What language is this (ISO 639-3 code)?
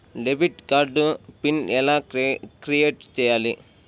tel